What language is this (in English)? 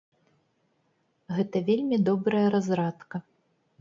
Belarusian